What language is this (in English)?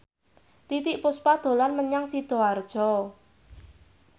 Javanese